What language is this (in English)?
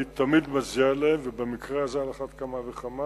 Hebrew